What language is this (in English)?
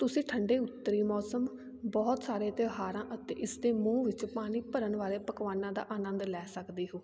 Punjabi